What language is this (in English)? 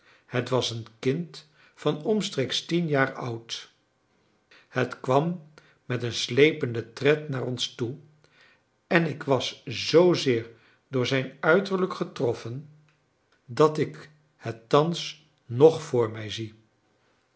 Dutch